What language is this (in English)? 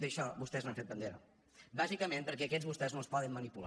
Catalan